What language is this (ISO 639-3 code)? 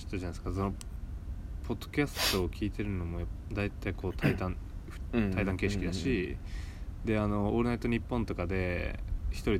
jpn